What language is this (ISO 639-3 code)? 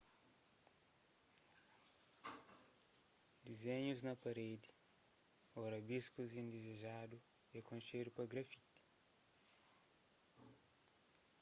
kea